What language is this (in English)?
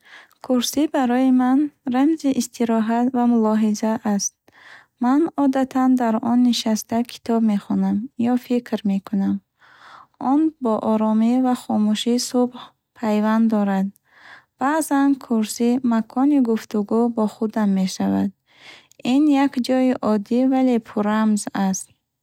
Bukharic